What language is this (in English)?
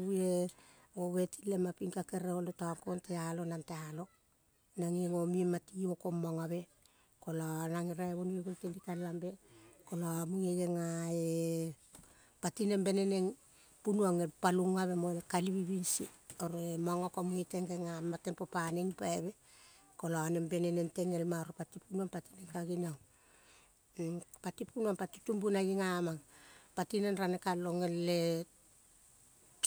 Kol (Papua New Guinea)